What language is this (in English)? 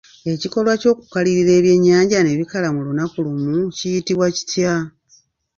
Ganda